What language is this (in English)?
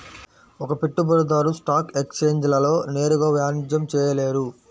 Telugu